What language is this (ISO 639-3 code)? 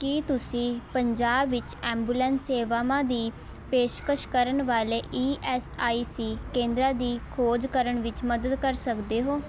pan